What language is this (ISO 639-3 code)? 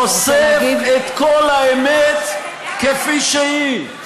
heb